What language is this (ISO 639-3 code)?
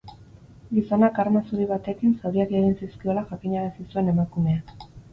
eus